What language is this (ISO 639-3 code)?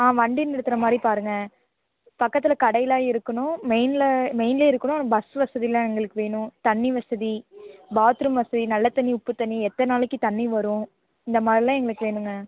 tam